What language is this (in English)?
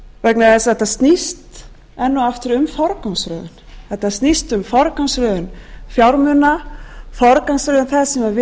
Icelandic